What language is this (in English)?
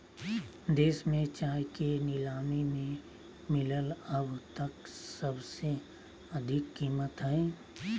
Magahi